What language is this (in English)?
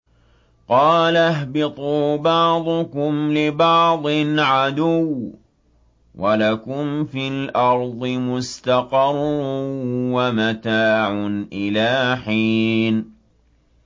Arabic